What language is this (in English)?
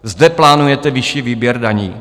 Czech